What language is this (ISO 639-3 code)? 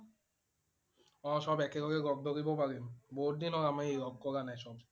asm